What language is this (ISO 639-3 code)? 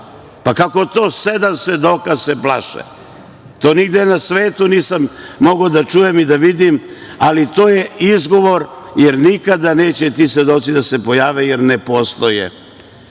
srp